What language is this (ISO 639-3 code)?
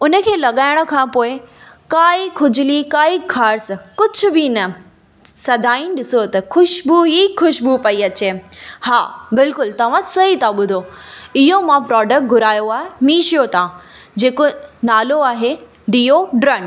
snd